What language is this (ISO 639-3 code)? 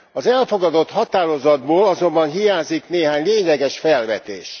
hun